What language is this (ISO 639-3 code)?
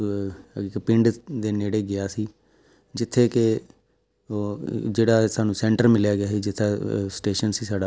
pan